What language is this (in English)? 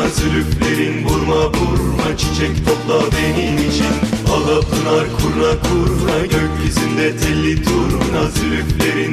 Turkish